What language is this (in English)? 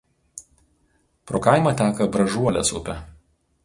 Lithuanian